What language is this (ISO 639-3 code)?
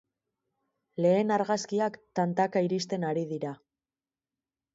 eus